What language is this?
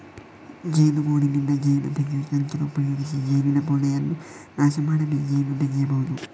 Kannada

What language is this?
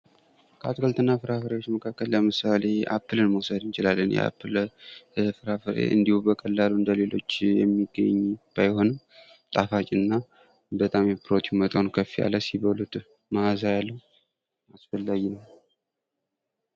Amharic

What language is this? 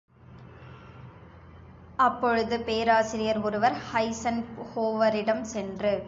Tamil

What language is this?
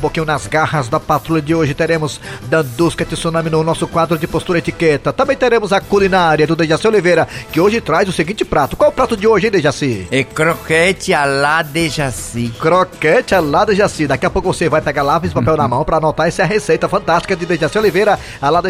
Portuguese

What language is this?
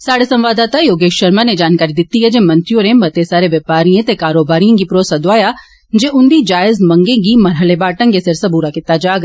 Dogri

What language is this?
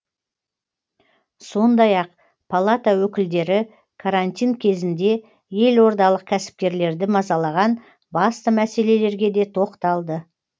Kazakh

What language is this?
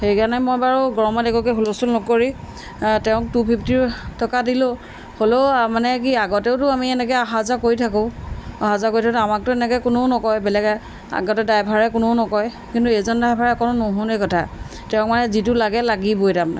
Assamese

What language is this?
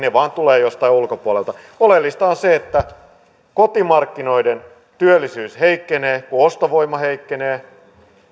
Finnish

